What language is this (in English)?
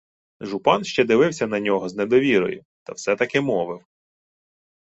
Ukrainian